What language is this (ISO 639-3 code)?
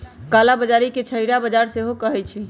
mag